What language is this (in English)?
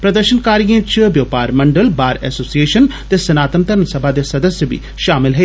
Dogri